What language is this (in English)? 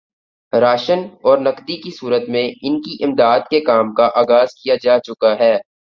Urdu